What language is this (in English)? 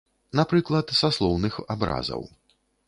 Belarusian